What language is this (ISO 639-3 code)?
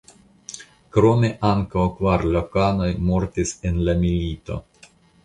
epo